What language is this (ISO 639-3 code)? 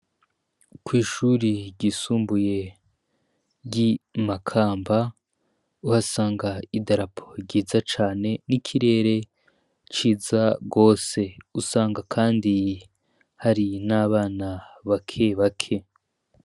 run